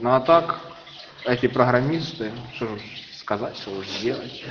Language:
Russian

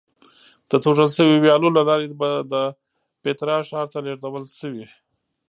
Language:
Pashto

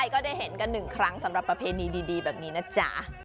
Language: Thai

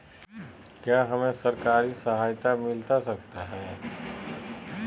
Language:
Magahi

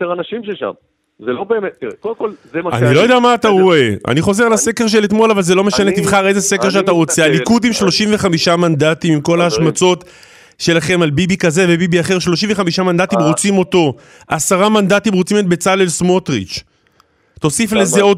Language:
Hebrew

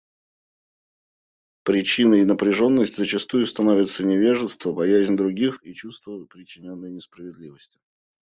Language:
Russian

